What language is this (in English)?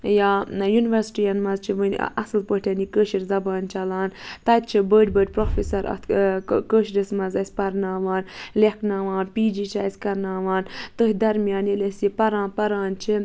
Kashmiri